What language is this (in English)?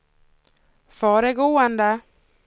Swedish